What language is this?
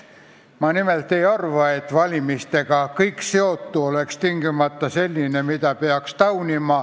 Estonian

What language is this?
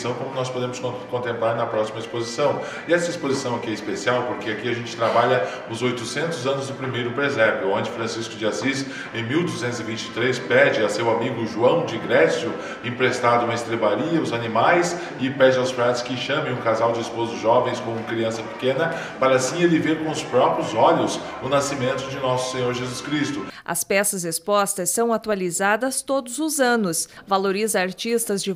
Portuguese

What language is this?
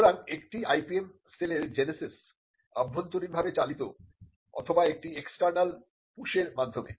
Bangla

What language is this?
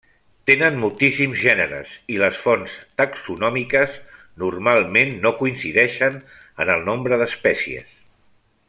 Catalan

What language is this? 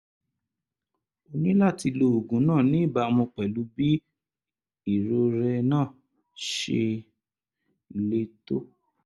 Yoruba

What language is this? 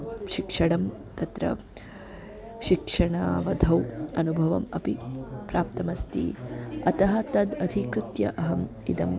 Sanskrit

